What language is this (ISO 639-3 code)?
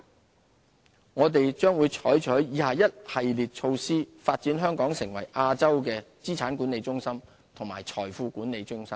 yue